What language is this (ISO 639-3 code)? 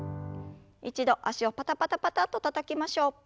jpn